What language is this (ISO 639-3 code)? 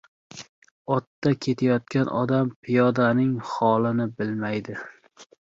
uzb